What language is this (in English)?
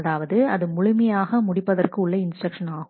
Tamil